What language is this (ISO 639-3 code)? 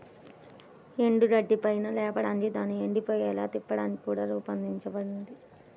tel